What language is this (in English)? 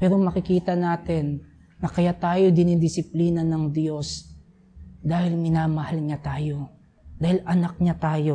Filipino